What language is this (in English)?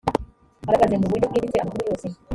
Kinyarwanda